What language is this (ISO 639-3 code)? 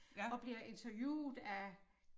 dan